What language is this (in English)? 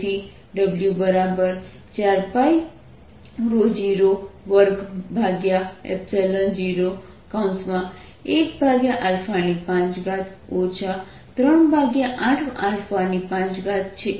Gujarati